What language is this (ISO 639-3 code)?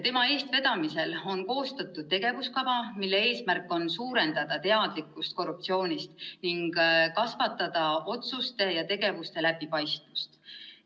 est